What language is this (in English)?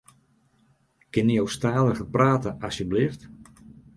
Western Frisian